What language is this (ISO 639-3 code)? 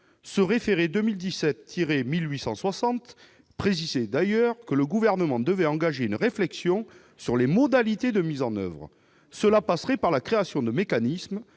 fra